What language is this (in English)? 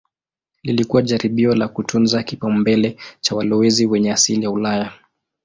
Swahili